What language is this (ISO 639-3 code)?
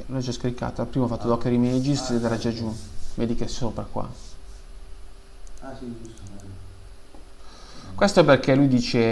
ita